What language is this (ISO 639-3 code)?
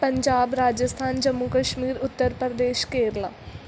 pan